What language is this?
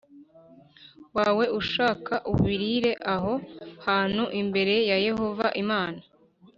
Kinyarwanda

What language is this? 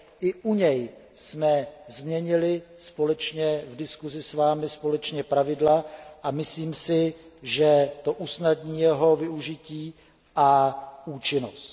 Czech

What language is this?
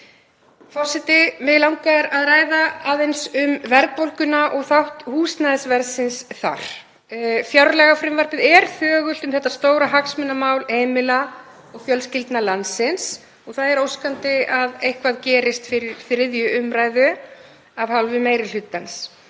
Icelandic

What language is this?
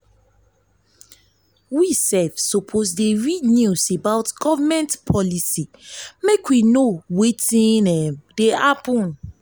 Nigerian Pidgin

